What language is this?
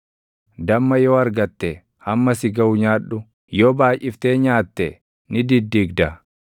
Oromo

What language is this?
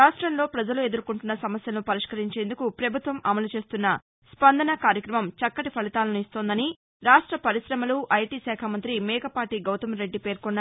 Telugu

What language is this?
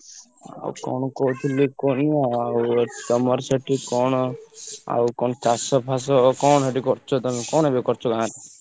Odia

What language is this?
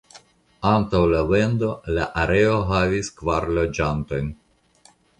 Esperanto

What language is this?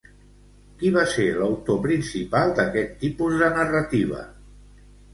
Catalan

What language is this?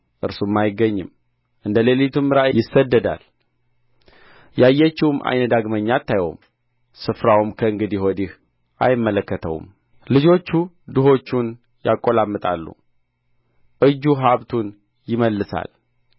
Amharic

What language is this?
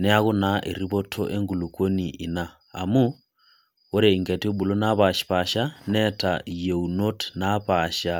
Masai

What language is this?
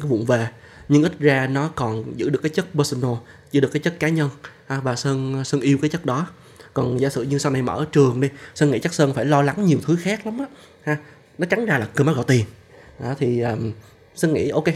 Vietnamese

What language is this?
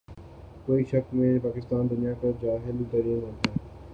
Urdu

